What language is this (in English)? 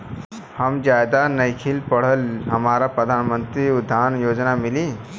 Bhojpuri